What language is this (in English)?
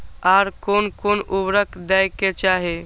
Maithili